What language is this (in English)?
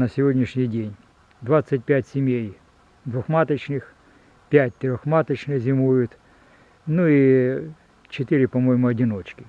Russian